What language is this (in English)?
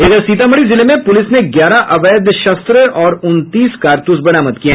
Hindi